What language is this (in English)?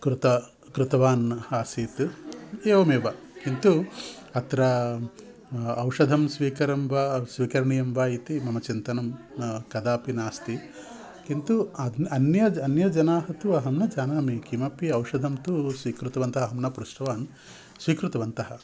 Sanskrit